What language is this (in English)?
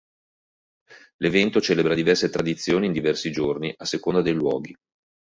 Italian